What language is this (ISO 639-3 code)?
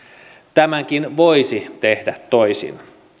fin